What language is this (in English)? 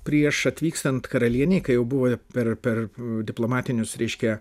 Lithuanian